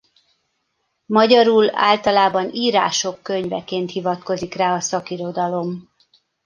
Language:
Hungarian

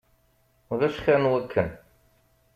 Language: Kabyle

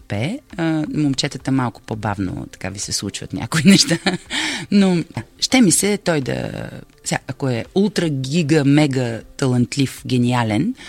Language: Bulgarian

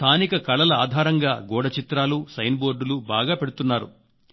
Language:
Telugu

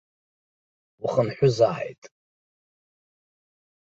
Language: Abkhazian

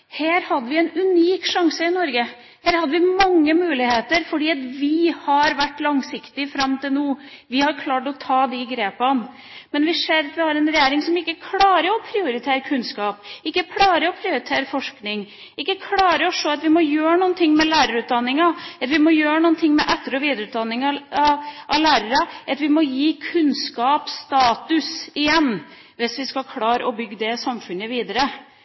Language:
Norwegian Bokmål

